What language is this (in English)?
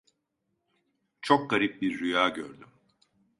Turkish